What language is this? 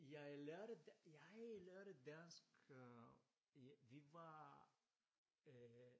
Danish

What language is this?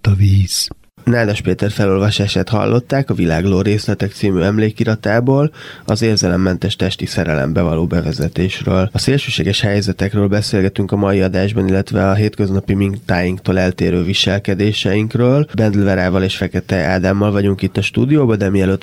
Hungarian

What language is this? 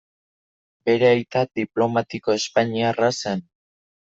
Basque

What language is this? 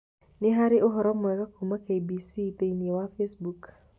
Kikuyu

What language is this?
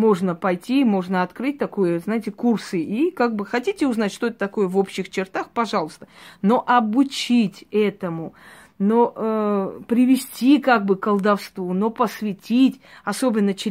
Russian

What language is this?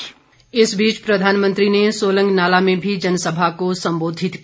Hindi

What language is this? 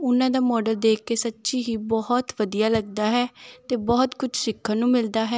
Punjabi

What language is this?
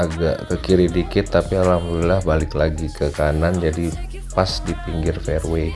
Indonesian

